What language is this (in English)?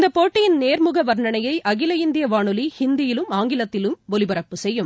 Tamil